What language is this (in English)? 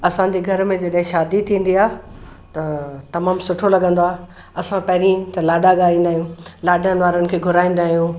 Sindhi